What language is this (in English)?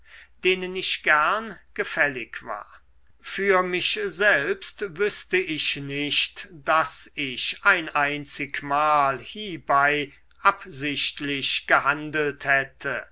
German